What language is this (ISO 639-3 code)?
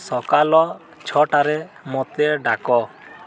ori